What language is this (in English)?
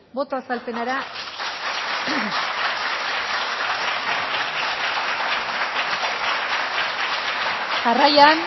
Basque